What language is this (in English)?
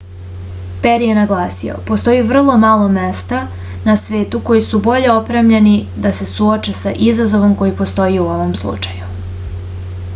Serbian